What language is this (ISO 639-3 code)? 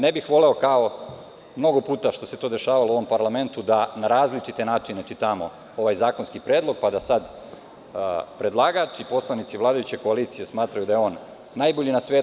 srp